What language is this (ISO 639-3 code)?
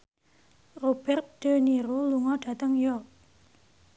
jav